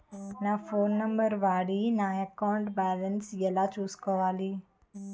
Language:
Telugu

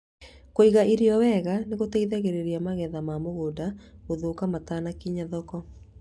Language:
Kikuyu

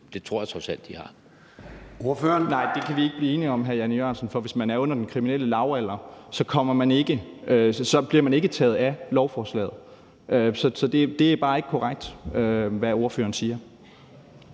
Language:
Danish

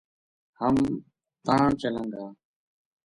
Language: Gujari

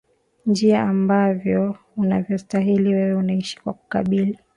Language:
Swahili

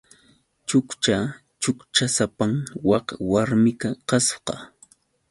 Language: Yauyos Quechua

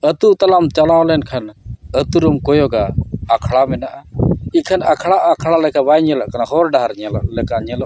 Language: Santali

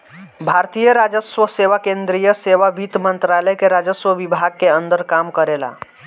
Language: Bhojpuri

